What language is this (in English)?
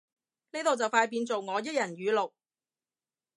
Cantonese